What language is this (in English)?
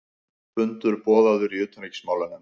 Icelandic